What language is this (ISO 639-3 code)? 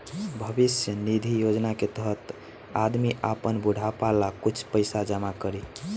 bho